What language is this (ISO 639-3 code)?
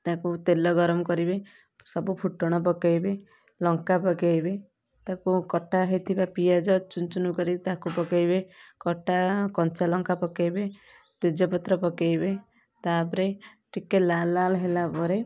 ori